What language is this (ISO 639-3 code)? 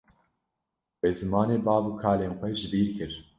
kur